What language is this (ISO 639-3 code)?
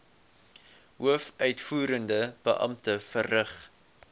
afr